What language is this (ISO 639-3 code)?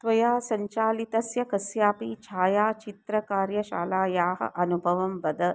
san